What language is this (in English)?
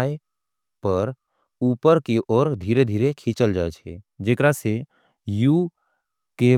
Angika